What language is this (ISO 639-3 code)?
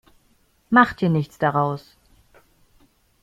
deu